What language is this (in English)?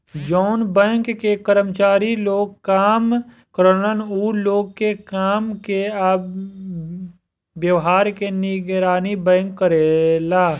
Bhojpuri